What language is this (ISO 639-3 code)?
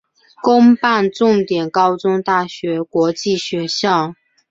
zho